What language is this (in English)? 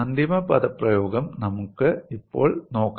Malayalam